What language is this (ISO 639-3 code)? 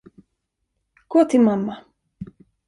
swe